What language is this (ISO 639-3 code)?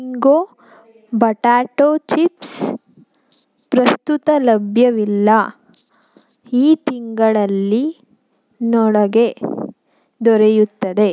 kan